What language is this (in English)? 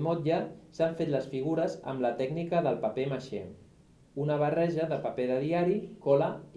Catalan